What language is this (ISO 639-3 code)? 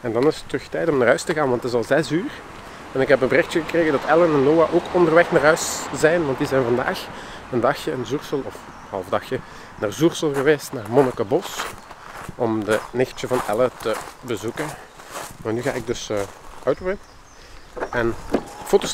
nld